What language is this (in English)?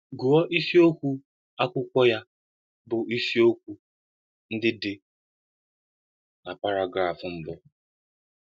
Igbo